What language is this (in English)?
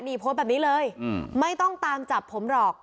Thai